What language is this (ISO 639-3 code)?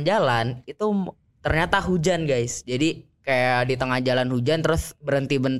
ind